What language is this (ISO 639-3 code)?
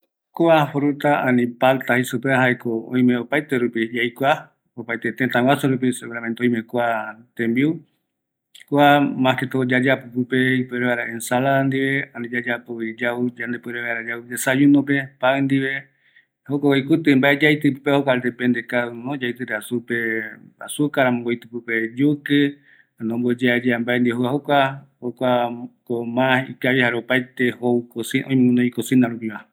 gui